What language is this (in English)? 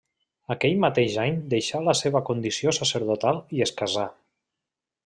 Catalan